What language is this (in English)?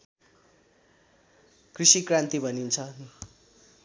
Nepali